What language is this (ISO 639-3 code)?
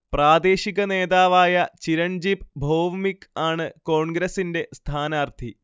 mal